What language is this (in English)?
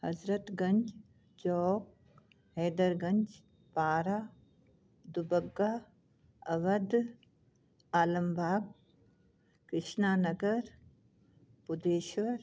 Sindhi